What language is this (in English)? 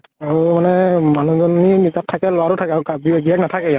Assamese